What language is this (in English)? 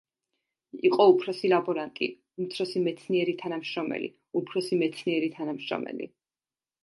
Georgian